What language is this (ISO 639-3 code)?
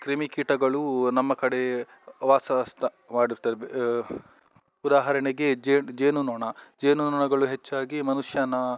kan